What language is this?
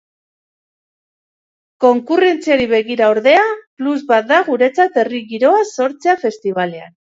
Basque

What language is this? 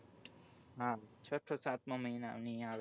Gujarati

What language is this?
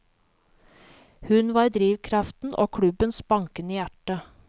Norwegian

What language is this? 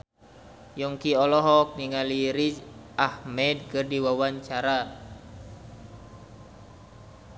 Sundanese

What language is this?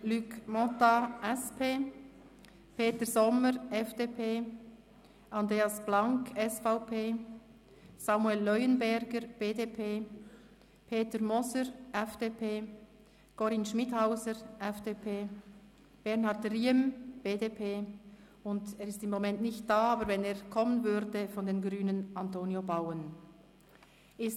Swiss German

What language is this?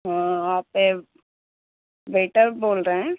Urdu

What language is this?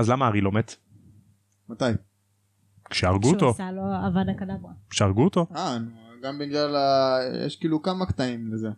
Hebrew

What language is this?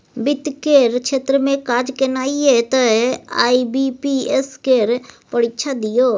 Maithili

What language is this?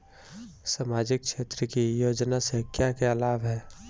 Bhojpuri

